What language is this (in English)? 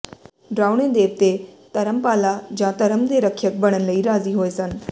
Punjabi